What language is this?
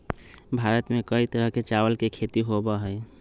Magahi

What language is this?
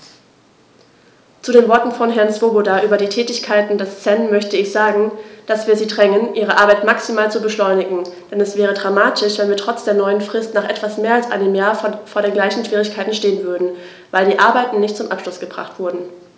German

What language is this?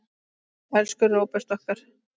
Icelandic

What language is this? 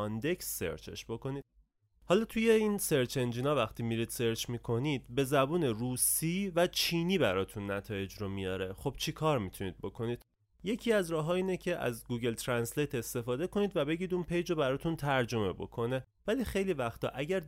Persian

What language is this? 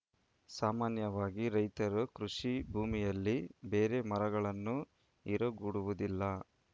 Kannada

